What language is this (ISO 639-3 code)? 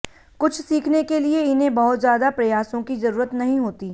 hin